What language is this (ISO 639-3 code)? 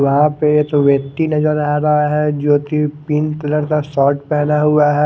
hin